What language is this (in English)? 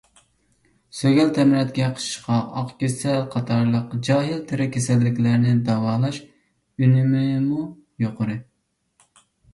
Uyghur